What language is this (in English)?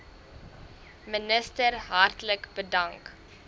Afrikaans